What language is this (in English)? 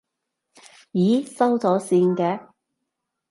Cantonese